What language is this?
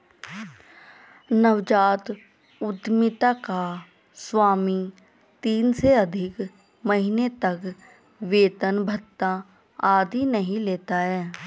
Hindi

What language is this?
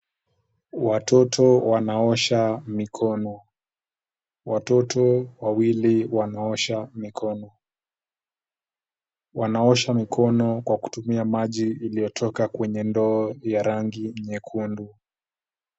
Swahili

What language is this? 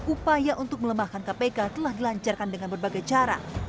Indonesian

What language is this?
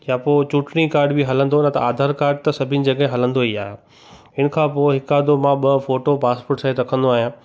Sindhi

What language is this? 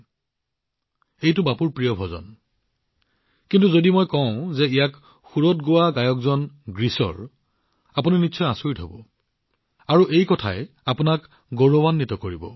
Assamese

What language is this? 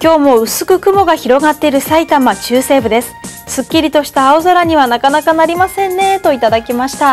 Japanese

